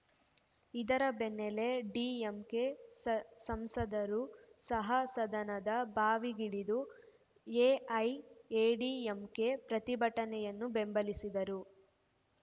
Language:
Kannada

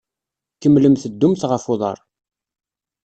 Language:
Kabyle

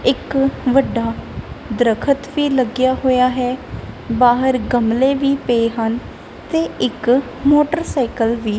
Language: Punjabi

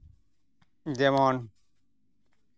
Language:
Santali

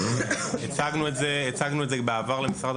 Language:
Hebrew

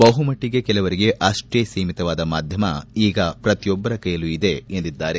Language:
Kannada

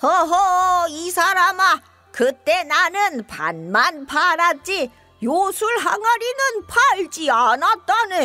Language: Korean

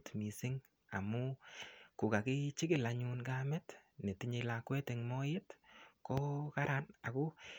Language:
Kalenjin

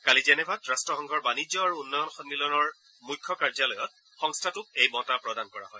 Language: Assamese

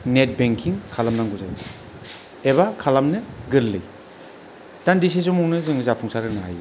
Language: Bodo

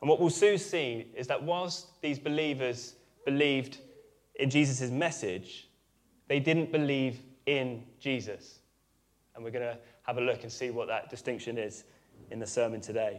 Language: English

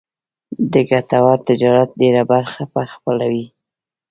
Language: Pashto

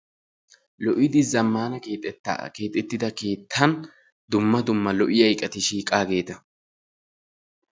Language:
Wolaytta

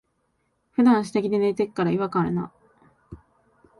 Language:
Japanese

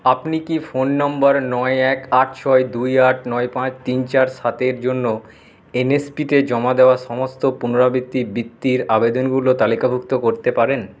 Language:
Bangla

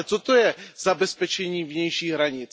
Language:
Czech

